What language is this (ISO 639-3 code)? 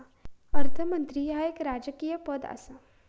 mar